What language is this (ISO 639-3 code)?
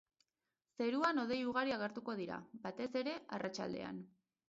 eus